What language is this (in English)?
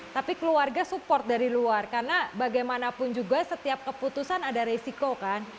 Indonesian